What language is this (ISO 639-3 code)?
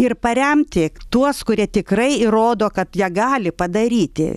lit